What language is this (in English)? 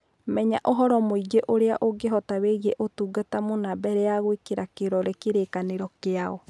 Kikuyu